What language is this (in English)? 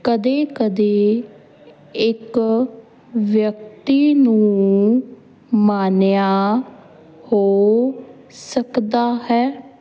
Punjabi